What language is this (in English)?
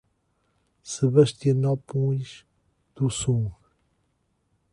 Portuguese